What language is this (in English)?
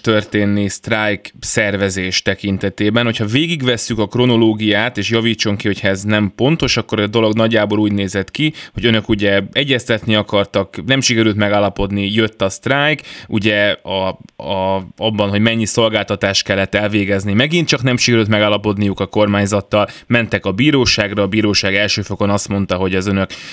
Hungarian